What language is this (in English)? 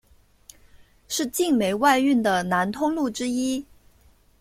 Chinese